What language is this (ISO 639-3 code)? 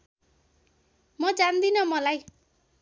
nep